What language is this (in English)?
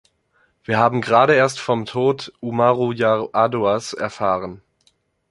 German